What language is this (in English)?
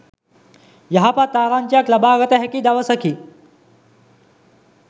Sinhala